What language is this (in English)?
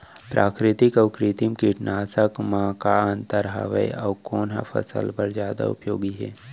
Chhattisgarhi